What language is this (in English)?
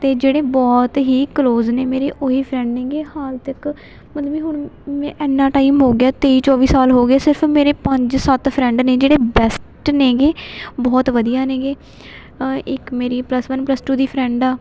Punjabi